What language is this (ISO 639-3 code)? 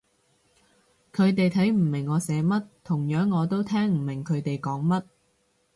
yue